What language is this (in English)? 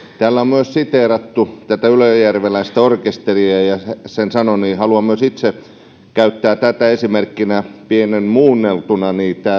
Finnish